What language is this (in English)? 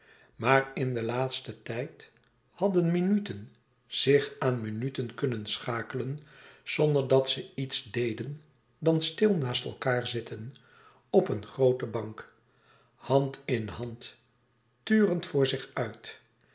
Dutch